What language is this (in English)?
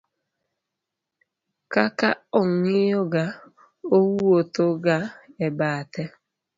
Luo (Kenya and Tanzania)